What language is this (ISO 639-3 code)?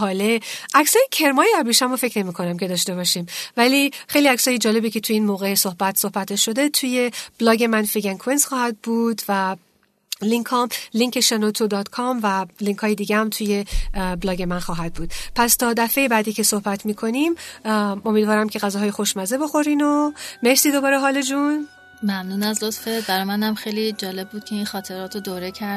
fas